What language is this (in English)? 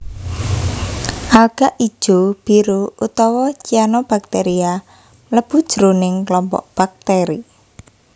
Javanese